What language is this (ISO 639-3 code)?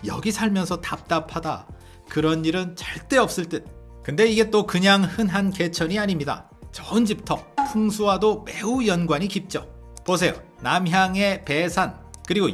kor